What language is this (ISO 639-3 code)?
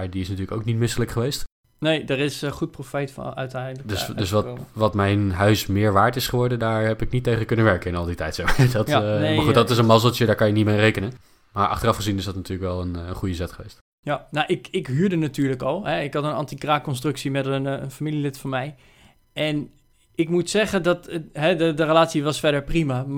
nld